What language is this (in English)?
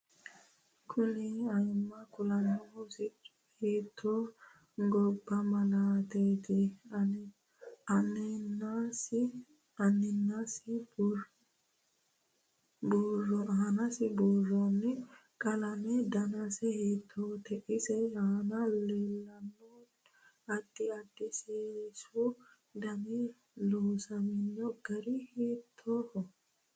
Sidamo